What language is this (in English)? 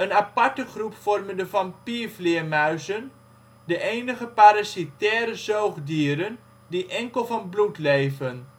Dutch